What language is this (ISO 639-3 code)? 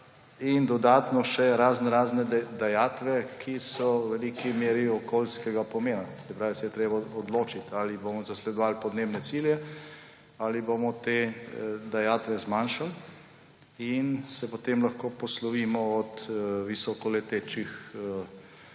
slv